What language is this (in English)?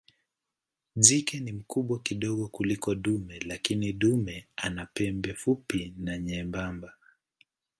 Swahili